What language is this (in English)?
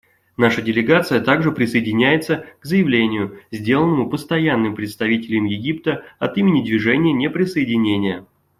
Russian